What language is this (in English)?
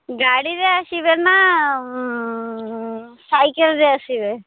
Odia